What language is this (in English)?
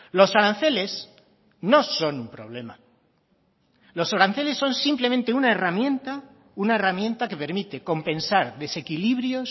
Spanish